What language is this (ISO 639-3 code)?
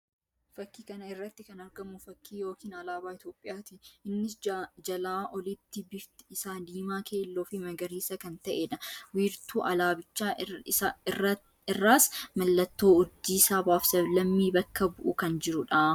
orm